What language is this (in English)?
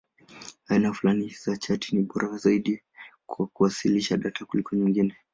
Swahili